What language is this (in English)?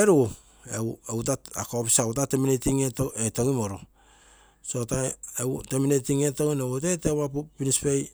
Terei